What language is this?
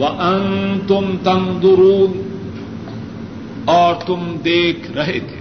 Urdu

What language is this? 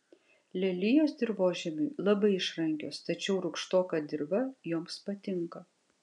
Lithuanian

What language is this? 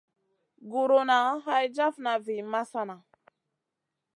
Masana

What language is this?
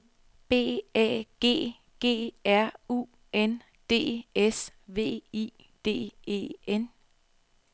Danish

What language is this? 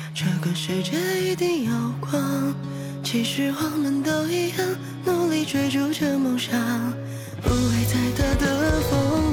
Chinese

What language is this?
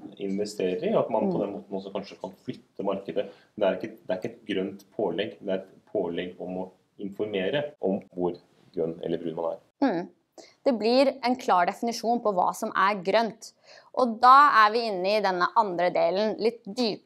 Norwegian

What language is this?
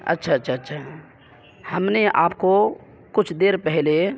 Urdu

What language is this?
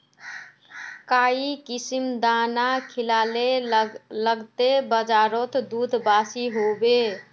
Magahi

